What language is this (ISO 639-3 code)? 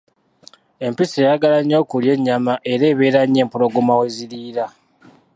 lug